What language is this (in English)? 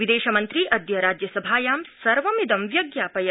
Sanskrit